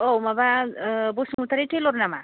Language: Bodo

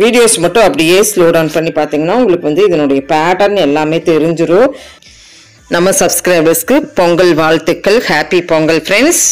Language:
Romanian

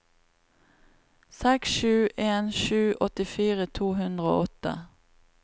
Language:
Norwegian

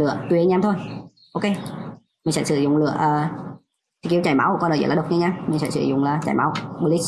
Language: Vietnamese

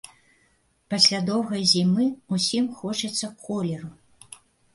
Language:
Belarusian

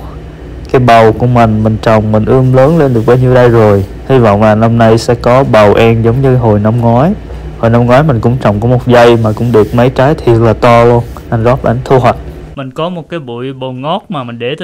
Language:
Vietnamese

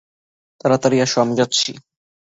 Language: Bangla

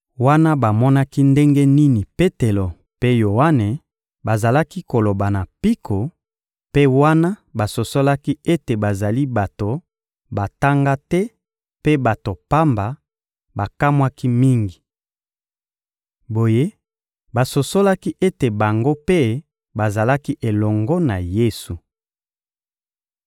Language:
Lingala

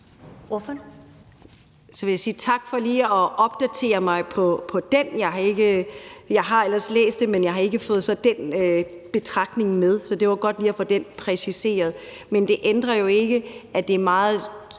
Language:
Danish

